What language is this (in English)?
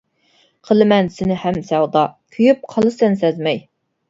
Uyghur